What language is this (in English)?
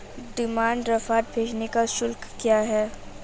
Hindi